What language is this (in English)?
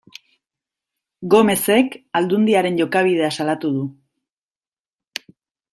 Basque